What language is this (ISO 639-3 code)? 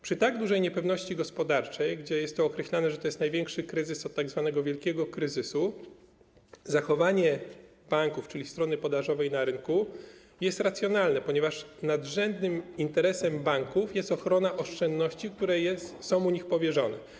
pol